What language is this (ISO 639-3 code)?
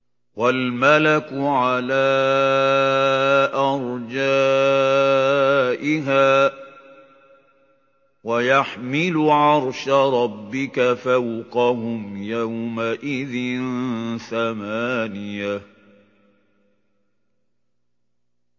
ara